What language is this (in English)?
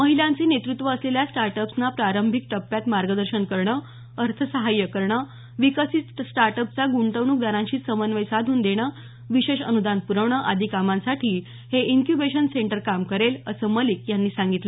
Marathi